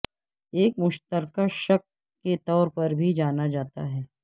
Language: Urdu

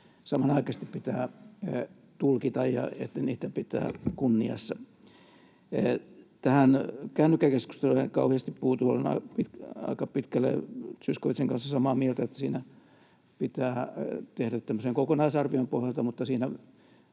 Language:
Finnish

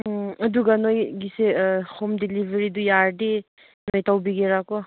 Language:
Manipuri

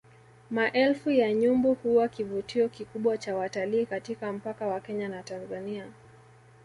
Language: Swahili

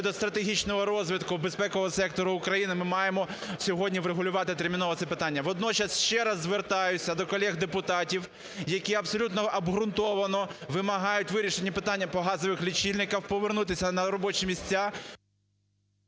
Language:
Ukrainian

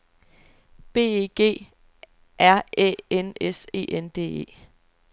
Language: Danish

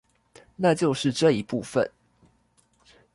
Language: Chinese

